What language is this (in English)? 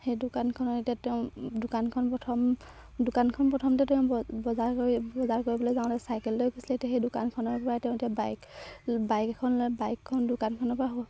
Assamese